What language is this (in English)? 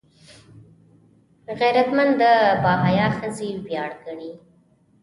Pashto